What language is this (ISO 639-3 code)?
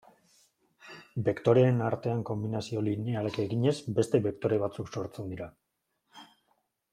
eus